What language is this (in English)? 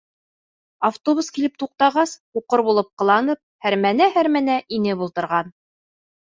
Bashkir